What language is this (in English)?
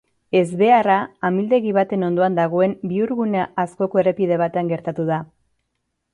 Basque